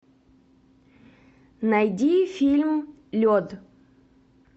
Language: Russian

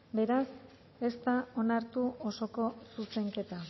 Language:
Basque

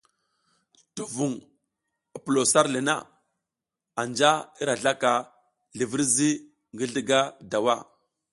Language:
South Giziga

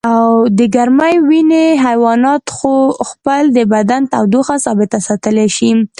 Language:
Pashto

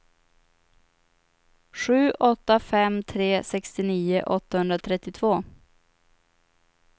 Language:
Swedish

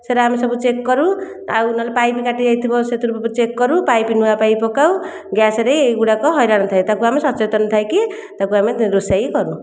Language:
Odia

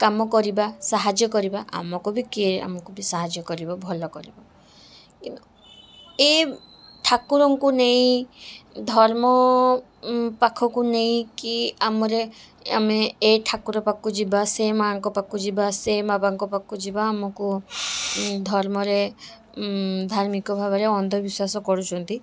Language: Odia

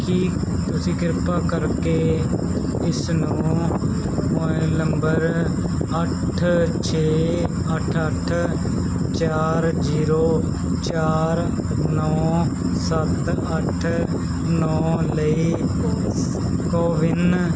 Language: Punjabi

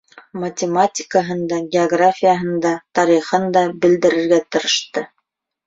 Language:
Bashkir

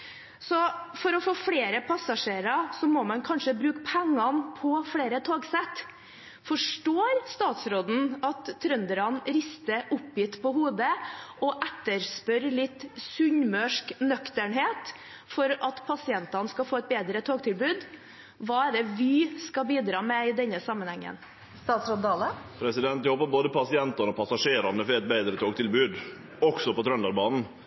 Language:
Norwegian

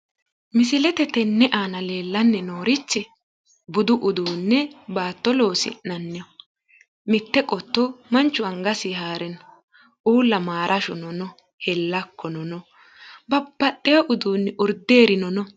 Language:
Sidamo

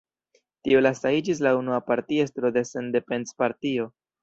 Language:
Esperanto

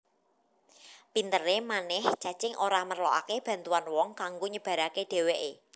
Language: Javanese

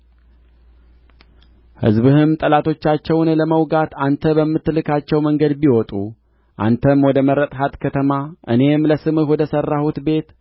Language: Amharic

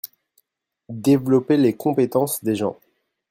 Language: French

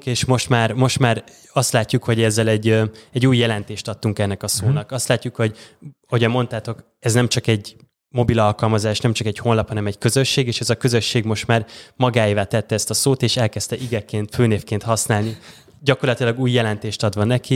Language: Hungarian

